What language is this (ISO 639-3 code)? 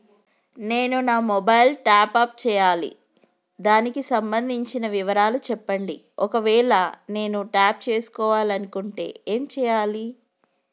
tel